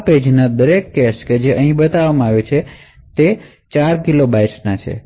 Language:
Gujarati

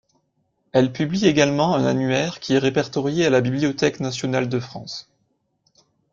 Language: French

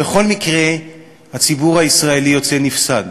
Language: Hebrew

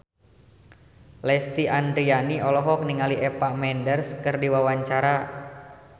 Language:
Sundanese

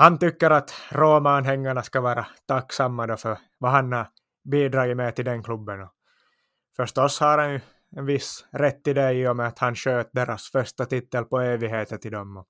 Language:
Swedish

